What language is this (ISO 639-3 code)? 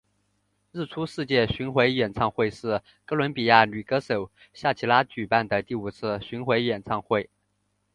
zho